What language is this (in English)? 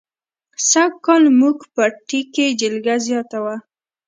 Pashto